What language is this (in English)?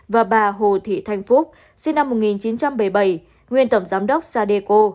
Vietnamese